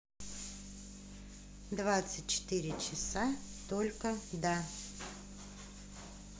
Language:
Russian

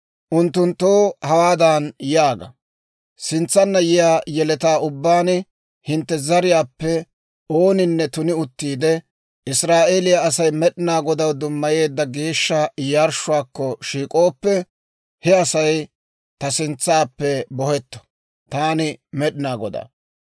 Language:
Dawro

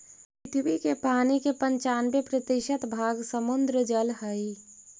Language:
Magahi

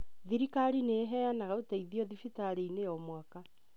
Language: Kikuyu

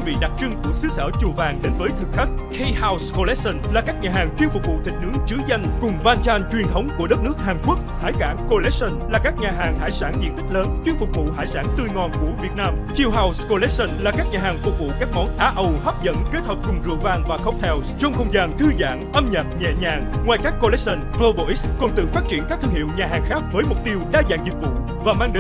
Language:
Vietnamese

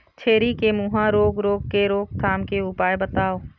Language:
Chhattisgarhi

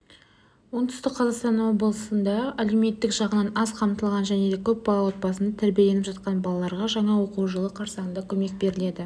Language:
Kazakh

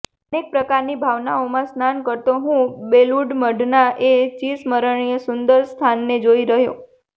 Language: Gujarati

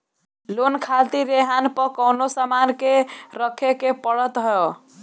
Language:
Bhojpuri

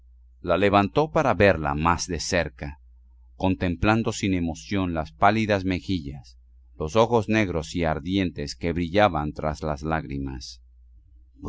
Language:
Spanish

